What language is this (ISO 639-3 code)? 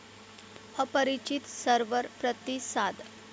mar